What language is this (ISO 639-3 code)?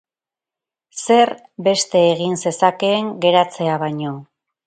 eus